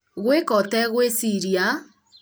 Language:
Kikuyu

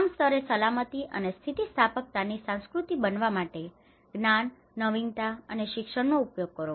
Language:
Gujarati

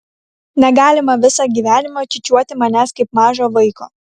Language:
Lithuanian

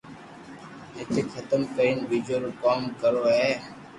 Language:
Loarki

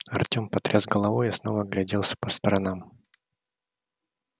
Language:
Russian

